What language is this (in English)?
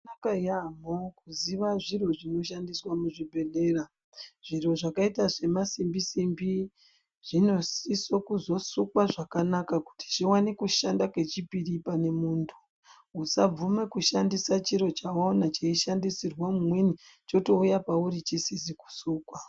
Ndau